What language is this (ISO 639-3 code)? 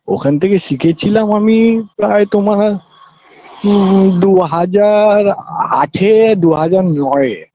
ben